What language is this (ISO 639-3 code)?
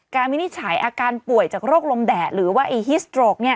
tha